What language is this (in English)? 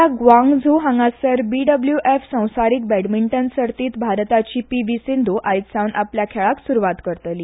Konkani